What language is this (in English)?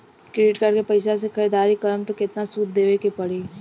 Bhojpuri